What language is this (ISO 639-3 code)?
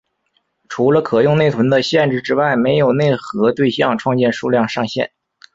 zho